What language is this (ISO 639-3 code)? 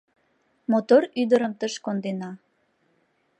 chm